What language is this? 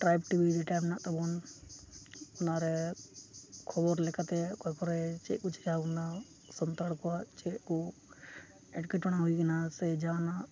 Santali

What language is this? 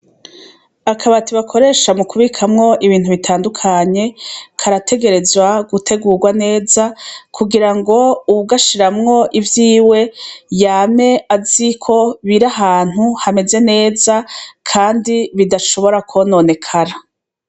Rundi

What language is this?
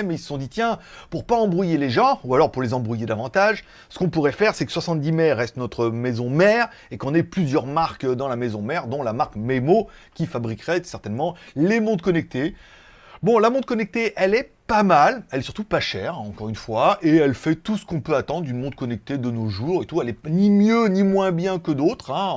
French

